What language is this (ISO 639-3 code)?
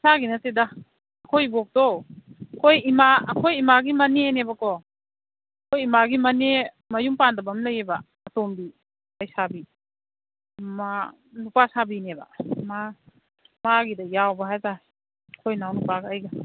mni